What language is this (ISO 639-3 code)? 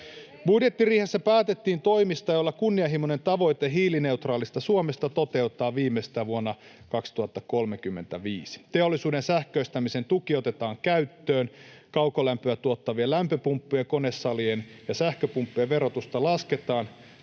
fin